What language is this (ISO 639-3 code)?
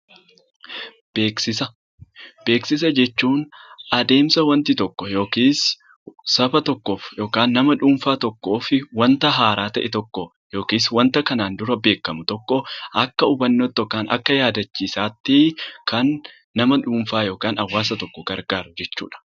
orm